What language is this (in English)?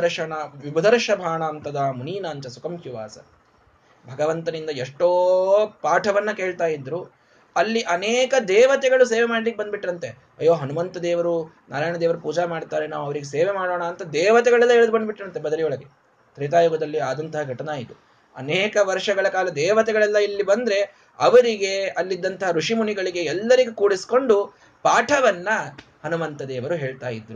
Kannada